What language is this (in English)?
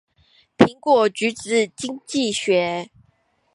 Chinese